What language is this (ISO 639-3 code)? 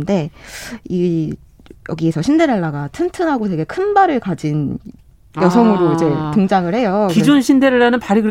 kor